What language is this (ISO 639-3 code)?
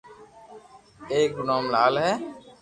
lrk